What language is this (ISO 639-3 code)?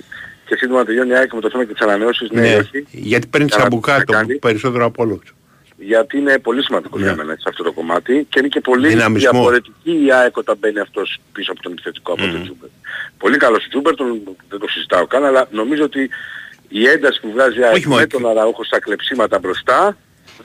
ell